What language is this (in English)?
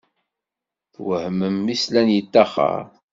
Kabyle